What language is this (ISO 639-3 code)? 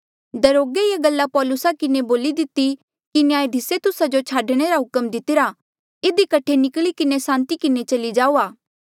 mjl